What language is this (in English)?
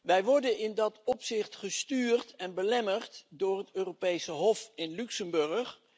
Dutch